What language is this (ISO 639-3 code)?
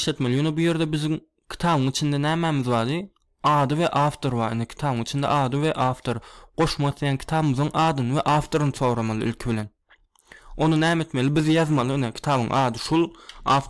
tur